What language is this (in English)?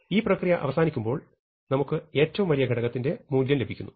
Malayalam